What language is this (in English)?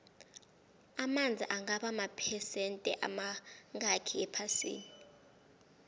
South Ndebele